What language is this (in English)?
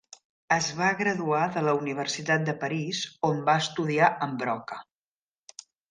Catalan